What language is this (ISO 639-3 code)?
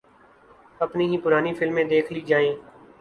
urd